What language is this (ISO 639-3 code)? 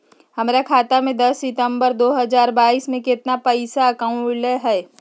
mag